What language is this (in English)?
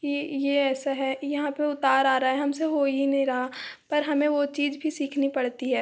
Hindi